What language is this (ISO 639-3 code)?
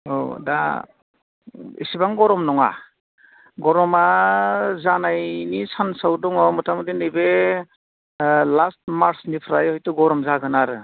brx